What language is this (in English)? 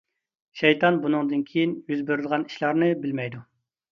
Uyghur